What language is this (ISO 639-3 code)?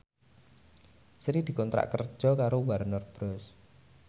jav